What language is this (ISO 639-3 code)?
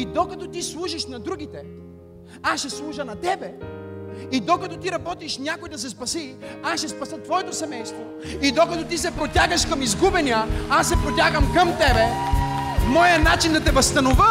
bul